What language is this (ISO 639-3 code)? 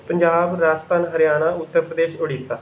pan